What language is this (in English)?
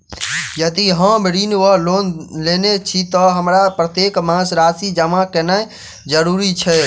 Maithili